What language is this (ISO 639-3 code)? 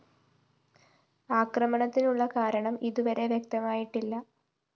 mal